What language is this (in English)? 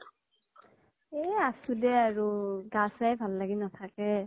Assamese